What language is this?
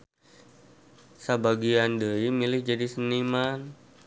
Sundanese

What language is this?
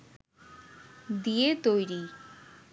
Bangla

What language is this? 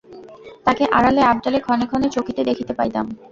Bangla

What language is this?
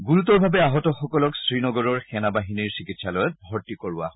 Assamese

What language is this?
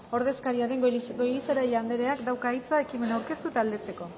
Basque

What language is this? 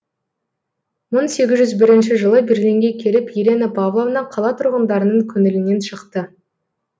Kazakh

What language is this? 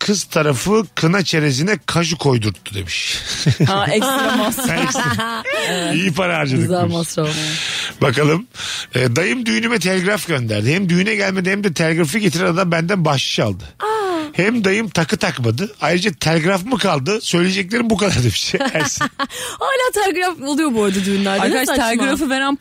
Turkish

